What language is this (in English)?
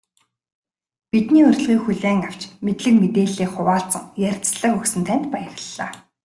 Mongolian